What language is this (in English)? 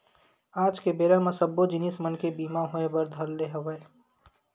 Chhattisgarhi